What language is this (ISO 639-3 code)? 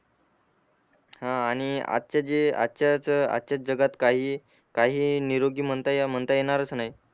mar